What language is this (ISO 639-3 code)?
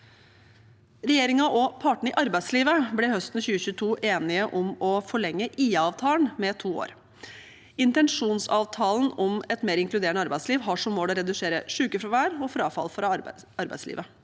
nor